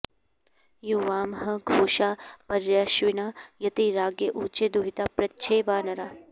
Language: Sanskrit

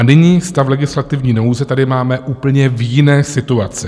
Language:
Czech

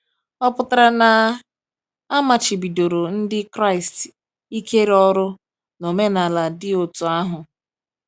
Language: Igbo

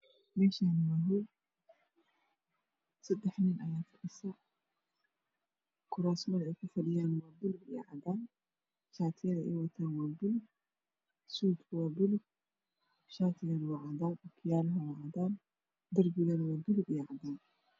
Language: Somali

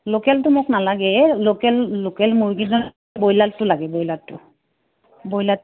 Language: Assamese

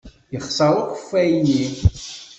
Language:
Kabyle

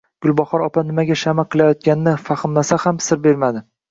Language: Uzbek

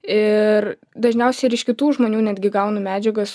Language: Lithuanian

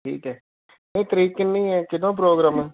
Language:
Punjabi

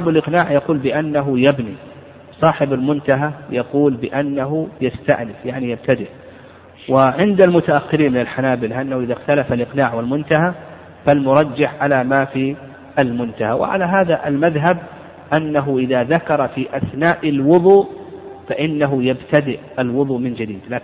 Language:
Arabic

